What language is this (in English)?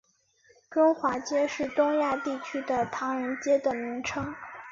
Chinese